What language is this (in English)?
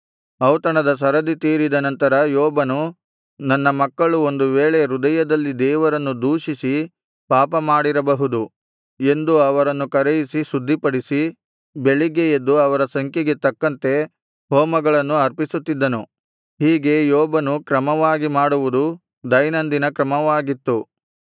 Kannada